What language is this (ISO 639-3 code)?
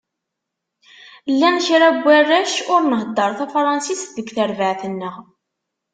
kab